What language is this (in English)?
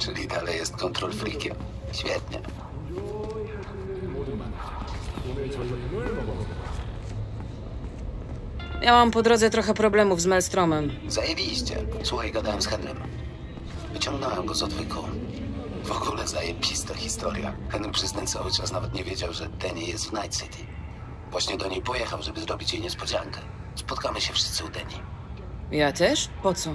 Polish